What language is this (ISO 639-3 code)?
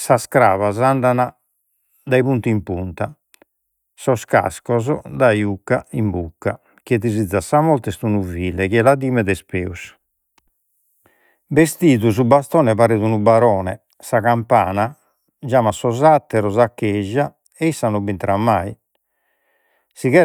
srd